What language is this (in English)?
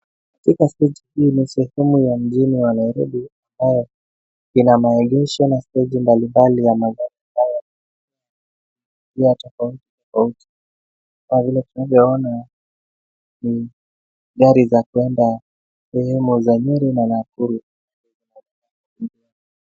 Swahili